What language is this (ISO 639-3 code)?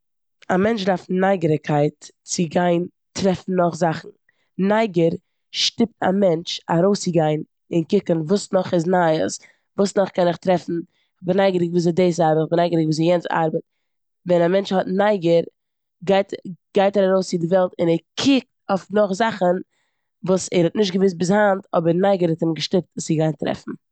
yid